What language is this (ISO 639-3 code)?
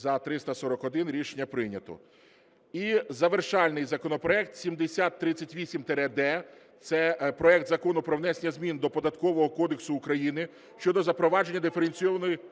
ukr